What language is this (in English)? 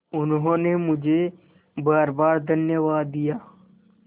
Hindi